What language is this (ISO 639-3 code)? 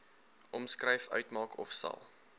afr